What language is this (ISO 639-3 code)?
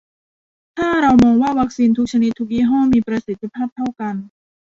tha